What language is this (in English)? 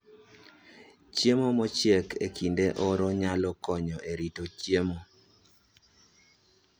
Luo (Kenya and Tanzania)